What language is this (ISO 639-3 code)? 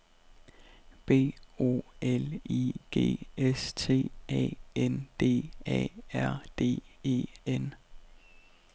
dan